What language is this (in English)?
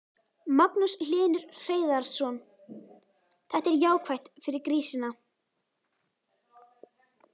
Icelandic